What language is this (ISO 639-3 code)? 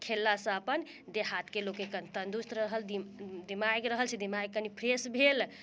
mai